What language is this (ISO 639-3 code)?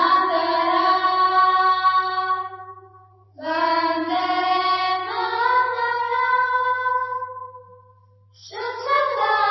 guj